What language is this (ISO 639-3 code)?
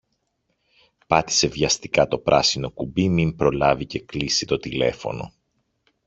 ell